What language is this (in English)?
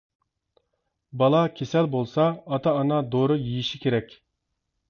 Uyghur